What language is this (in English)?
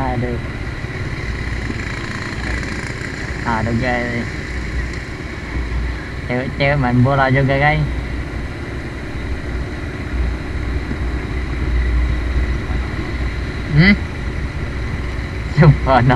Indonesian